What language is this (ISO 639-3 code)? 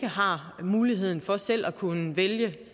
dan